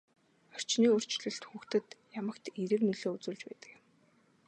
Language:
Mongolian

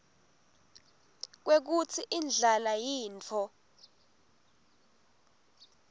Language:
Swati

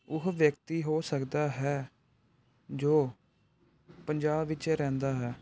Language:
Punjabi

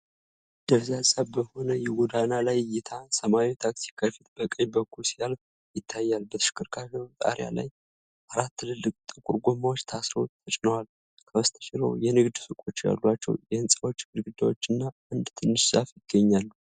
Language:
Amharic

